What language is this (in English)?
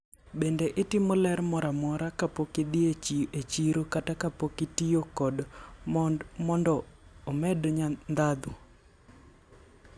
Luo (Kenya and Tanzania)